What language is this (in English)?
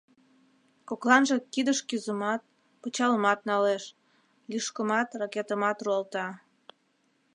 Mari